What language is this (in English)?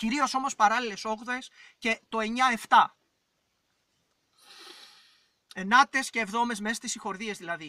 Greek